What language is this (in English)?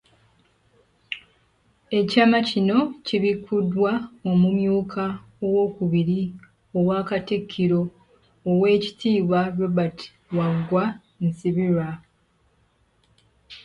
Ganda